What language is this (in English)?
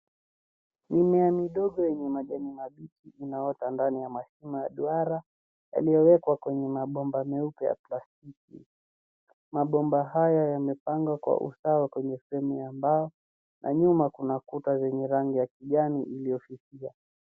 Swahili